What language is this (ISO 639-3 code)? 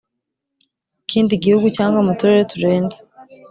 kin